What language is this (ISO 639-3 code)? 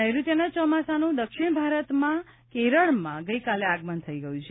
guj